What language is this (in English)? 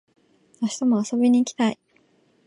Japanese